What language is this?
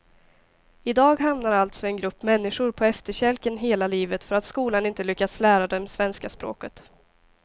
Swedish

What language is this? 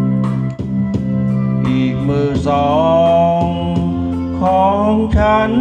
Thai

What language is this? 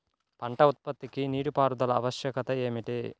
Telugu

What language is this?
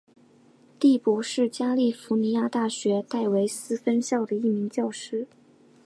Chinese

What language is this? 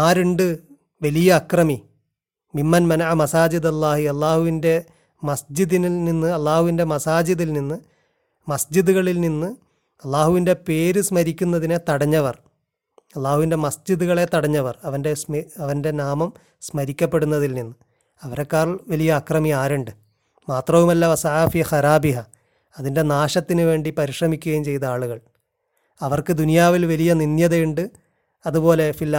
Malayalam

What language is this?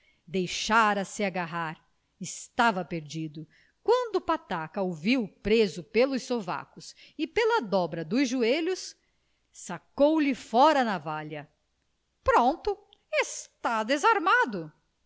Portuguese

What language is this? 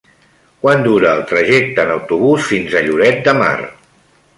Catalan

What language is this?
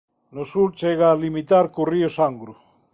Galician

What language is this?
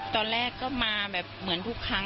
Thai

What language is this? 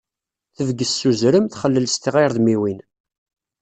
Kabyle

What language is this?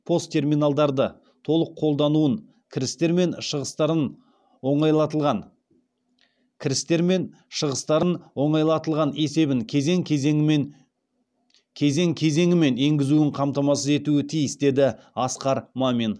Kazakh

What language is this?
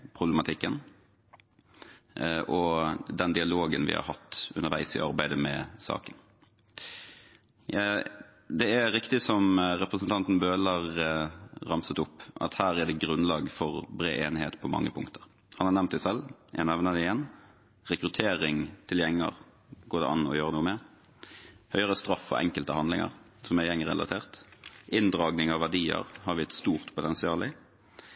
Norwegian Bokmål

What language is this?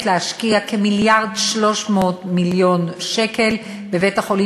Hebrew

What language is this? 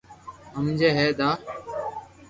Loarki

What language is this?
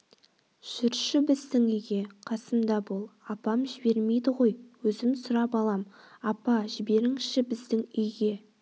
Kazakh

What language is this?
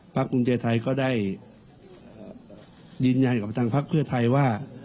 Thai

